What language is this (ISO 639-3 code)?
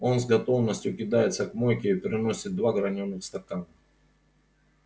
rus